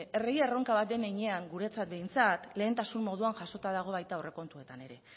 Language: Basque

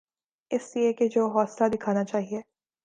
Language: Urdu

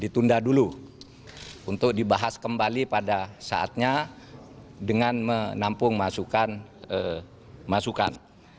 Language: Indonesian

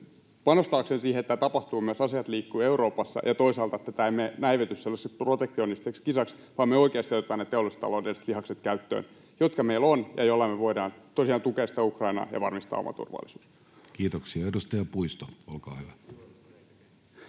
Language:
Finnish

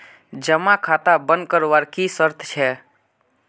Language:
Magahi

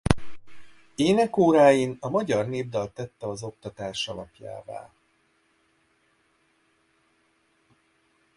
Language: Hungarian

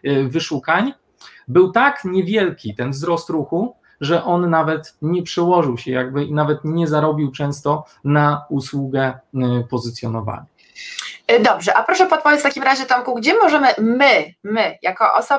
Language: Polish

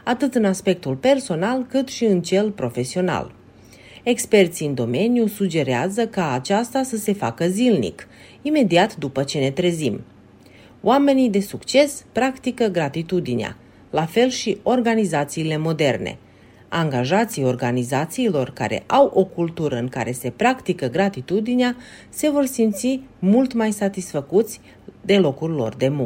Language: Romanian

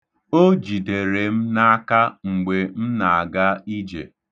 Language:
Igbo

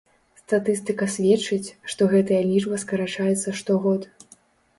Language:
Belarusian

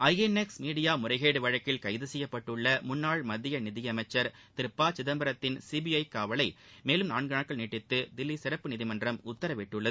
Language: Tamil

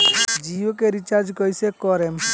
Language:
Bhojpuri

